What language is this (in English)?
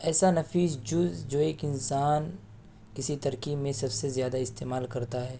Urdu